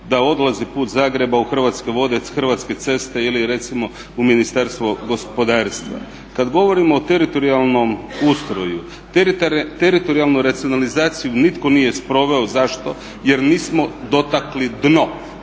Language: Croatian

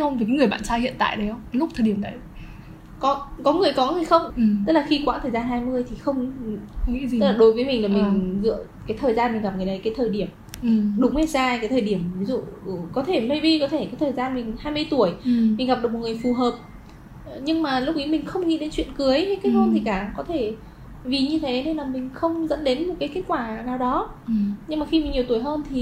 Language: Vietnamese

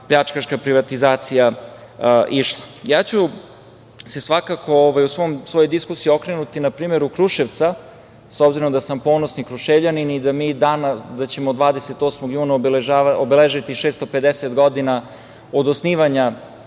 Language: Serbian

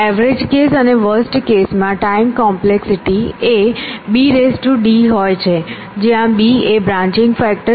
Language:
Gujarati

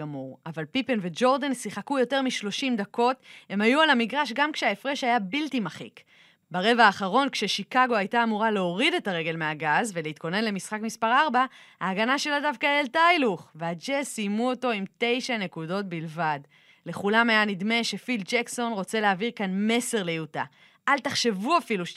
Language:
Hebrew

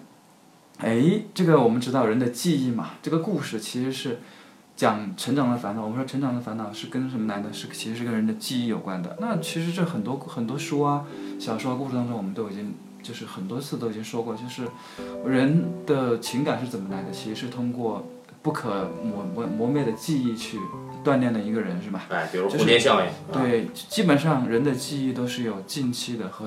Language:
Chinese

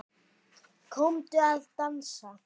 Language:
Icelandic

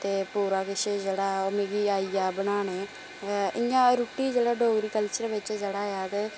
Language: Dogri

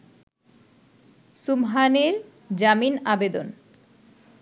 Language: Bangla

